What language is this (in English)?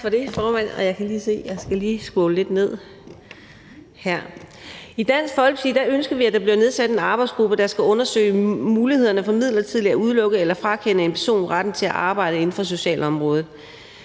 Danish